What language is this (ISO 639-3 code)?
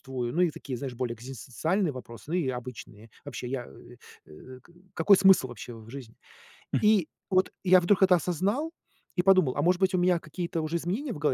rus